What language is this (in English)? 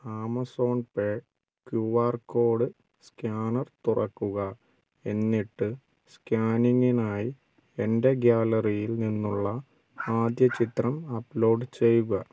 Malayalam